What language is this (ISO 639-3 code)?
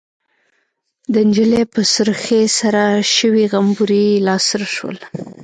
pus